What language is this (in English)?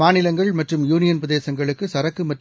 Tamil